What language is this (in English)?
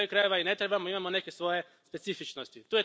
Croatian